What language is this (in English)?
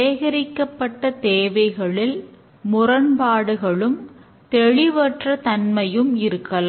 Tamil